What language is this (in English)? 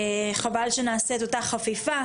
Hebrew